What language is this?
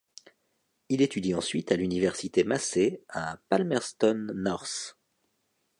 French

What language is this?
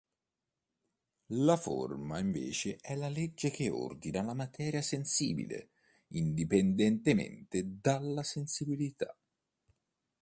Italian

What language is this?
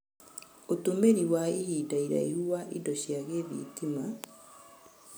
Kikuyu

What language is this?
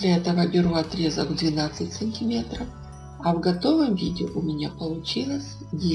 Russian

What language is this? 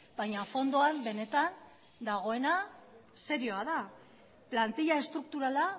Basque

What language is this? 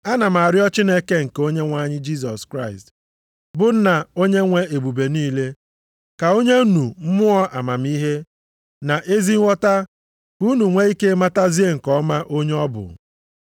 Igbo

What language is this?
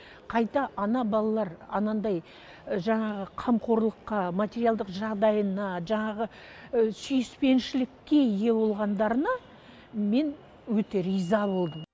Kazakh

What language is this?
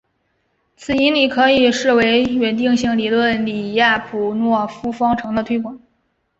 Chinese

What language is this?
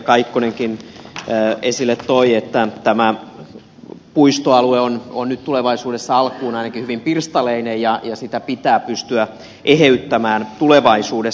Finnish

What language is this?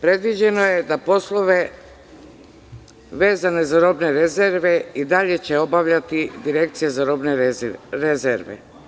Serbian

